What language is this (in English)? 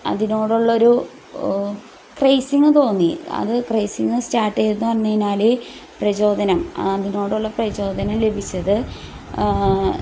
Malayalam